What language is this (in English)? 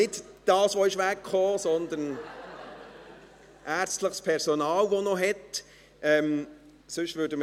Swiss German